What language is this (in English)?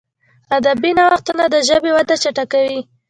Pashto